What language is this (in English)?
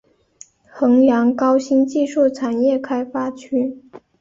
Chinese